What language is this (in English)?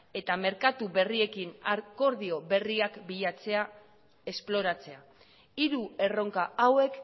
Basque